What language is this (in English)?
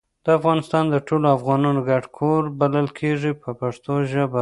Pashto